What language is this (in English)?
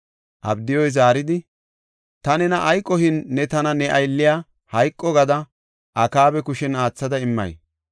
Gofa